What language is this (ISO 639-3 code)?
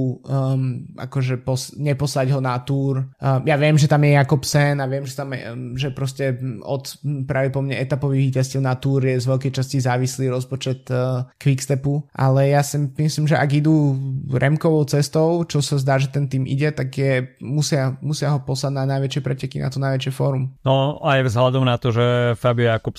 slk